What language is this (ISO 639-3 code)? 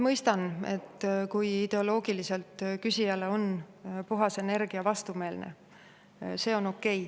est